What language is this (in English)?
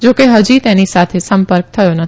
Gujarati